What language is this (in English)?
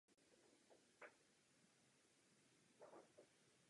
Czech